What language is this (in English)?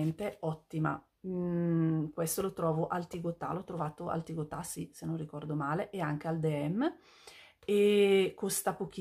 Italian